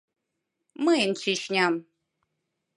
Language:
Mari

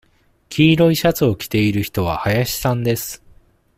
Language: Japanese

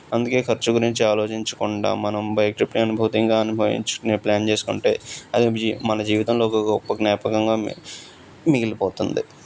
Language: Telugu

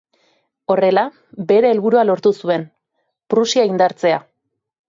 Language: Basque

